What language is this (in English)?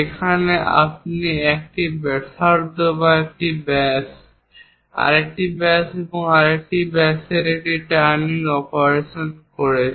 Bangla